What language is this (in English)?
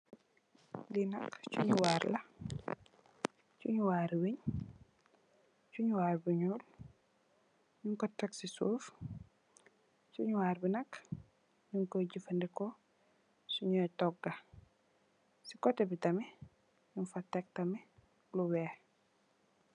Wolof